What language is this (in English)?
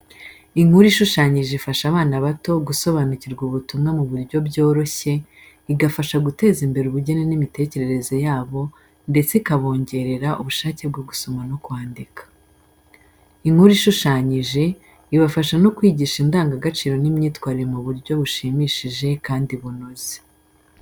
Kinyarwanda